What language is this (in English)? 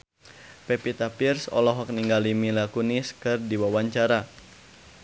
Sundanese